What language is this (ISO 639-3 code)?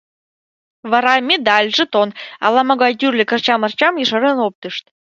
chm